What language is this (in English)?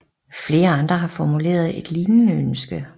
Danish